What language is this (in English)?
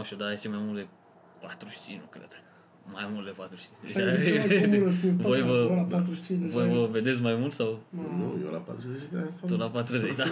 Romanian